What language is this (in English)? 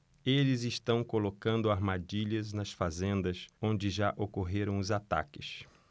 Portuguese